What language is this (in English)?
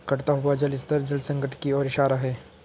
Hindi